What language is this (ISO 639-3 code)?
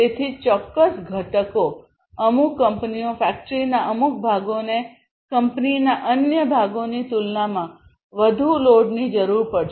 guj